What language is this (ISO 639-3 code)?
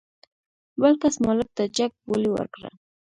pus